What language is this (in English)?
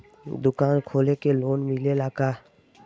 Bhojpuri